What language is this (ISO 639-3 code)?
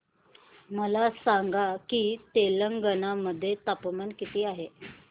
mar